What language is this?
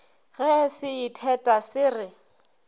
Northern Sotho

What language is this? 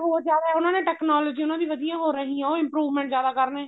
Punjabi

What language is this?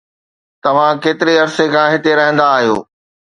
Sindhi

